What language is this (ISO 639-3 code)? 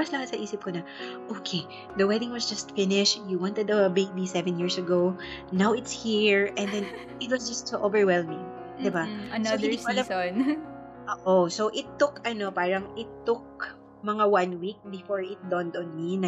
fil